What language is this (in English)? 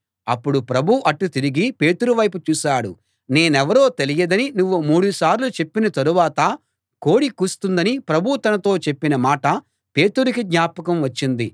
Telugu